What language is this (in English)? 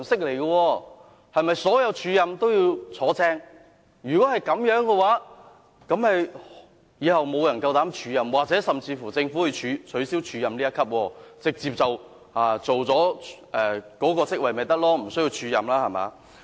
Cantonese